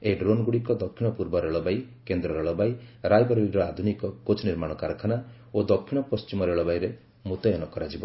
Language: Odia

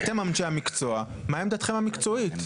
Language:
Hebrew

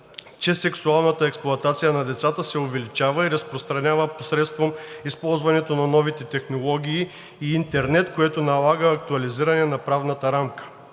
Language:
Bulgarian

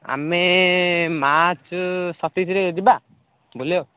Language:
Odia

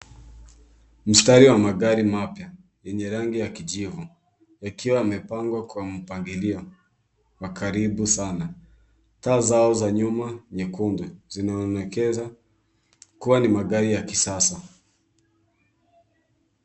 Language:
Swahili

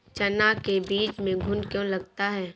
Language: Hindi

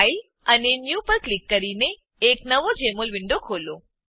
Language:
Gujarati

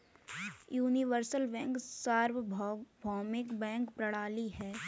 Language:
Hindi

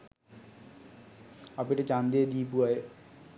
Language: Sinhala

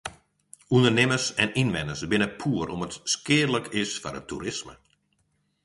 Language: Western Frisian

